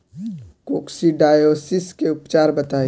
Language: Bhojpuri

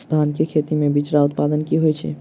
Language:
Maithili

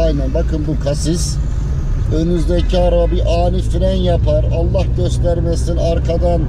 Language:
Turkish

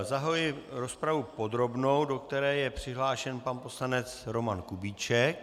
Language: Czech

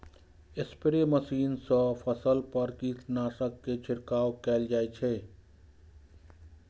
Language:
Maithili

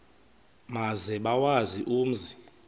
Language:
Xhosa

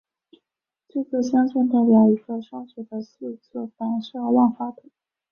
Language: Chinese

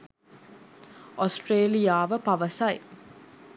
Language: Sinhala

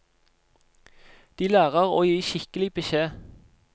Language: Norwegian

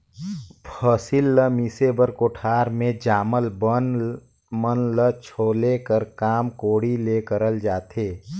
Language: Chhattisgarhi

